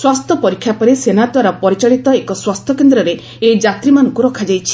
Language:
Odia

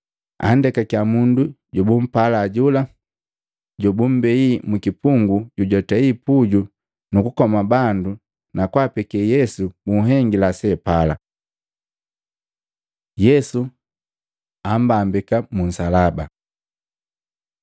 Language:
Matengo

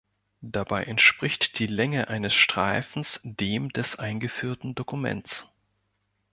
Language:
German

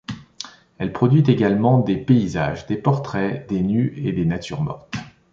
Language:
French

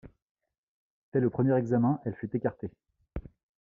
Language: French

